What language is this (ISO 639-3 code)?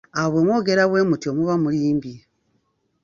lug